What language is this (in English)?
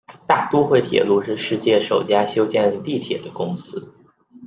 Chinese